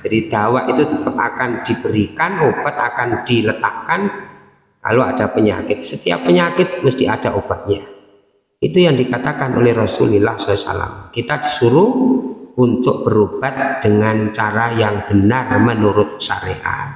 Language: Indonesian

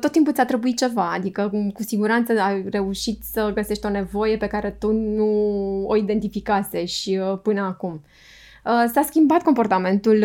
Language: Romanian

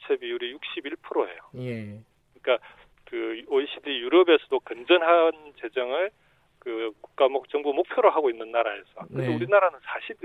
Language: Korean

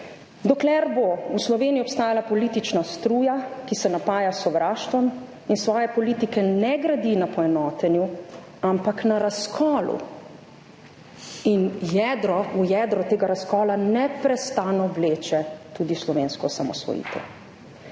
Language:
Slovenian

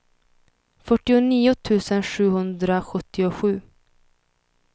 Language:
Swedish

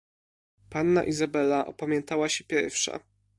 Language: Polish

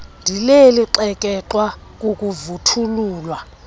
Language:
Xhosa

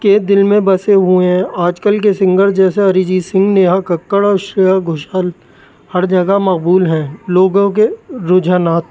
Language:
Urdu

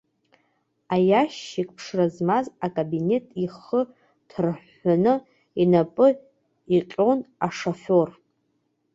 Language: Abkhazian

